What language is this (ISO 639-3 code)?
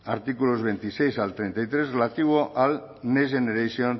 spa